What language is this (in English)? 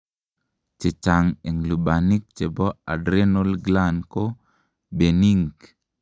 Kalenjin